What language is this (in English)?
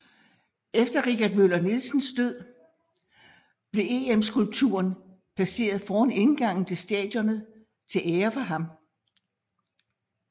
Danish